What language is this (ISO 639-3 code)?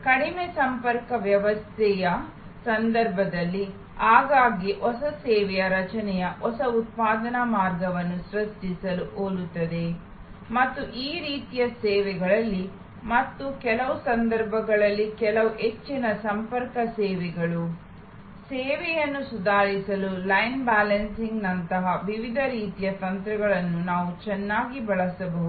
kan